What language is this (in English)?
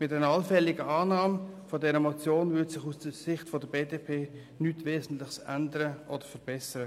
Swiss German